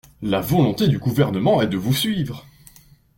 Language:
French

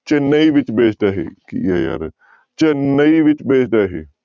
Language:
Punjabi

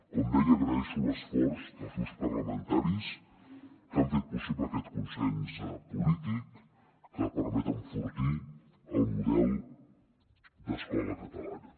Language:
Catalan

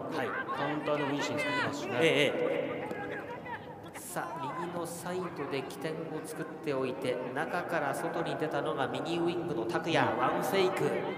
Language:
Japanese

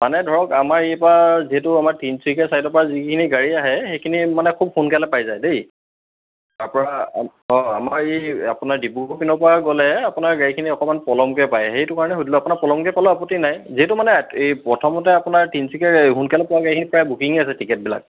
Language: Assamese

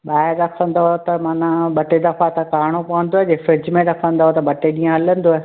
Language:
Sindhi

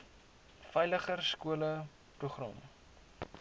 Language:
Afrikaans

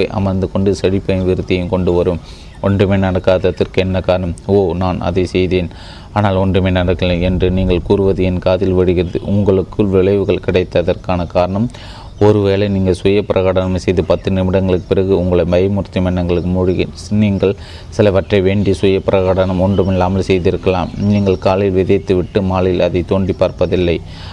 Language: Tamil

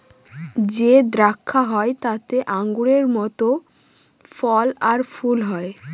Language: Bangla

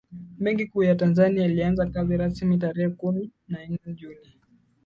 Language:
Swahili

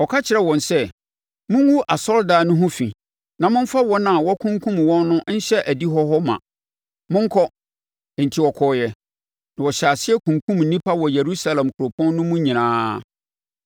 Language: Akan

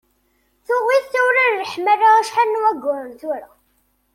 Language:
Kabyle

